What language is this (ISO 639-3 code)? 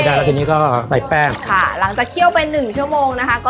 tha